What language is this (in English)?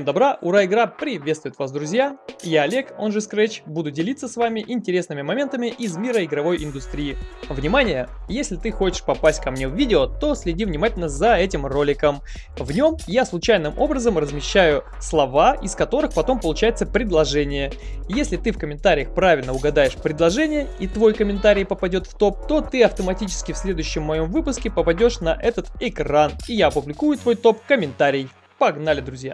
Russian